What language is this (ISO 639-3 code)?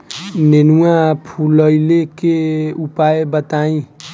bho